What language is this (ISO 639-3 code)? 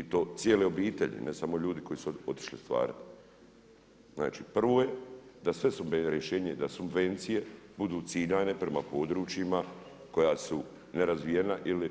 hrv